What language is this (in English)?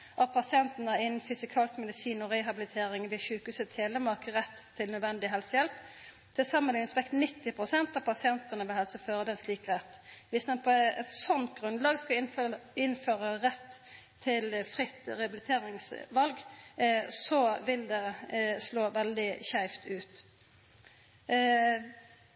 Norwegian Nynorsk